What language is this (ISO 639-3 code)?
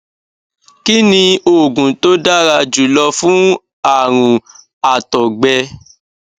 yor